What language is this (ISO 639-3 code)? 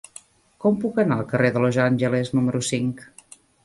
cat